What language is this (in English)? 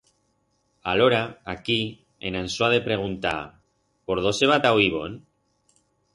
Aragonese